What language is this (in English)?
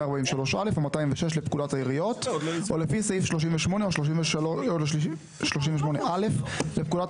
Hebrew